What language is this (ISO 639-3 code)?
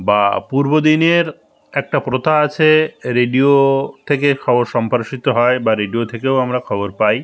ben